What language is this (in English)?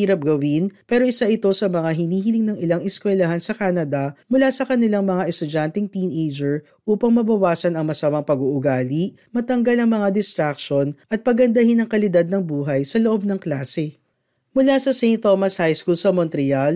Filipino